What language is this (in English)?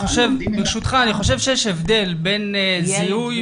Hebrew